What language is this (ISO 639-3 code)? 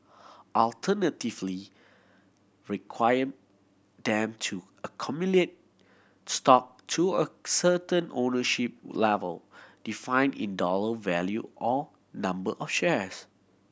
eng